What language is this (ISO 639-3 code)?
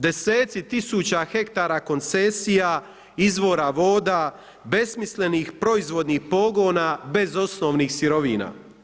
hrv